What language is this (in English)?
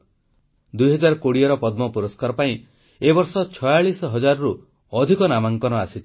Odia